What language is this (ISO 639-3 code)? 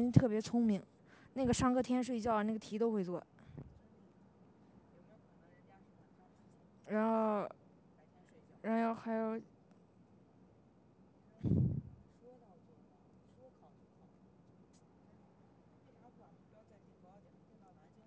zho